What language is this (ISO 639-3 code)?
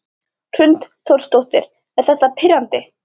isl